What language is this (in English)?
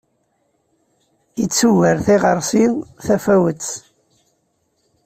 Kabyle